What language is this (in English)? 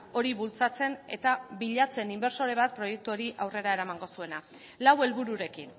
Basque